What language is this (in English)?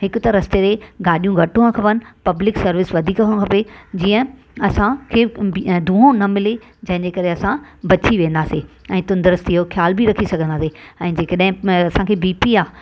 Sindhi